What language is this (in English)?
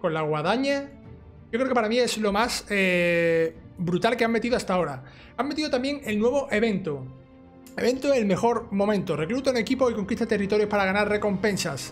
Spanish